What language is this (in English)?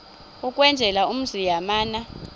Xhosa